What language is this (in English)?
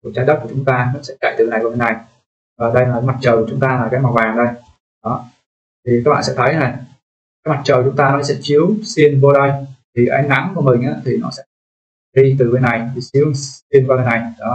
Vietnamese